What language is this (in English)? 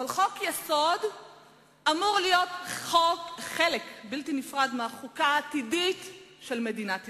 Hebrew